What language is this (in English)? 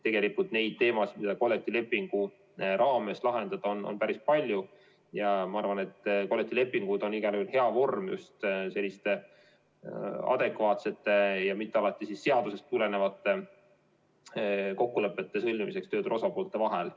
Estonian